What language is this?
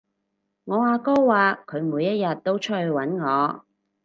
Cantonese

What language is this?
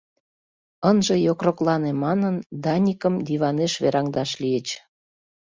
Mari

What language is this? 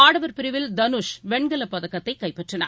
Tamil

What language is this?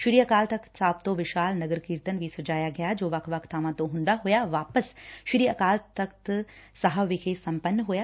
Punjabi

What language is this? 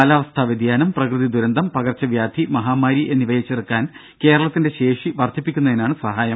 Malayalam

